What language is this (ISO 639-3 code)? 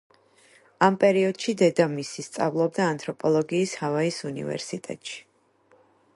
kat